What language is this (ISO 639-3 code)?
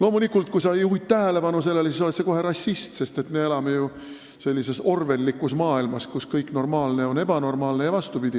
est